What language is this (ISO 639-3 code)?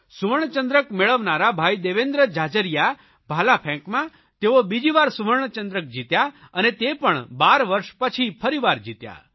guj